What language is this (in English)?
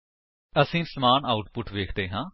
Punjabi